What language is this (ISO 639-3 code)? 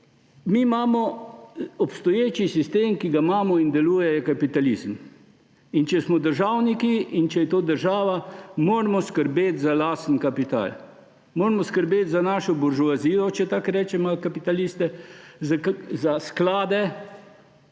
slv